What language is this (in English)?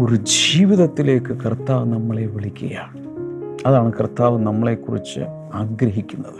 Malayalam